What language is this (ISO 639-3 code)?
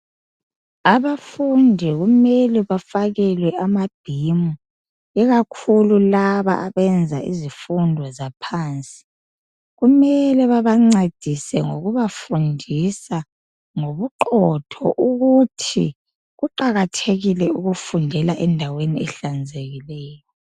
nde